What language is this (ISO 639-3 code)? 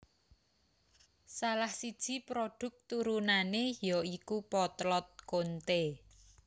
jav